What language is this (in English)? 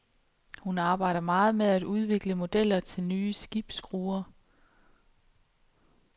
Danish